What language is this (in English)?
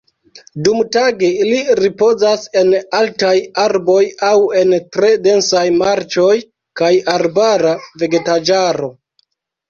Esperanto